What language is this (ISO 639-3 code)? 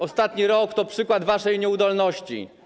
pol